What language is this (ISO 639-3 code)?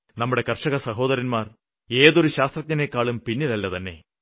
mal